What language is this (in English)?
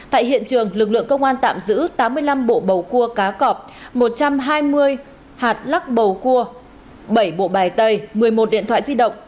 Vietnamese